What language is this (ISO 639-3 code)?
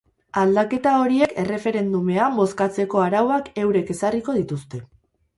eus